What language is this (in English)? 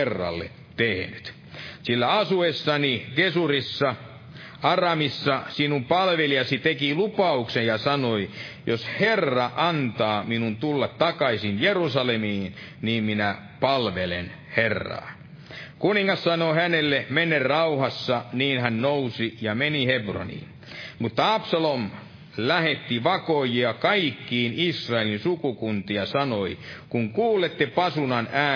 Finnish